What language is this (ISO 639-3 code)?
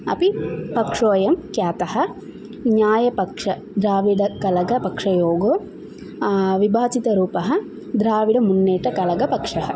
san